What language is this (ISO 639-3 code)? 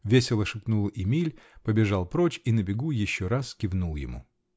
rus